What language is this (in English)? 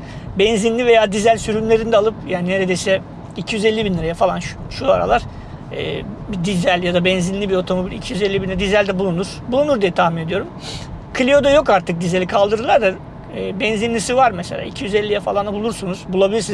Turkish